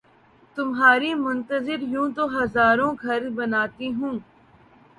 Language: Urdu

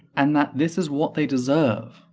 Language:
English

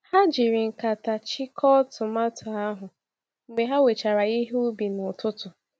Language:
Igbo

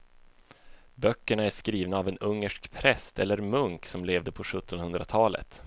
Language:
Swedish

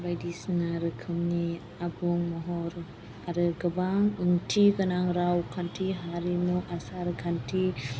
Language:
Bodo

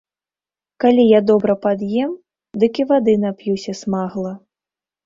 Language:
Belarusian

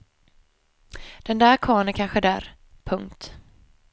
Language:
Swedish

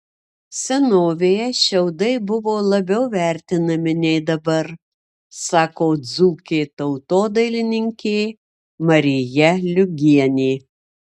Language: Lithuanian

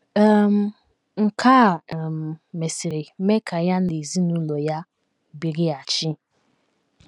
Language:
Igbo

